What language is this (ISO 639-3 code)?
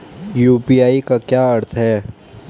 hin